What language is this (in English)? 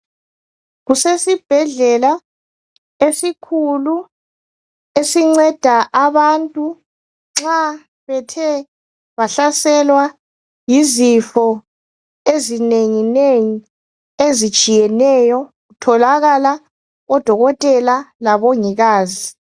North Ndebele